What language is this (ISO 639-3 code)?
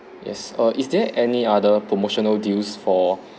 eng